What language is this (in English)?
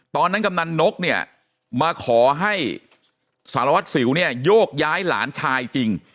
Thai